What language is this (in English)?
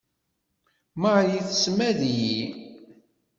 Kabyle